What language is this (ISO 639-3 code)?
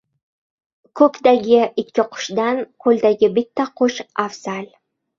uzb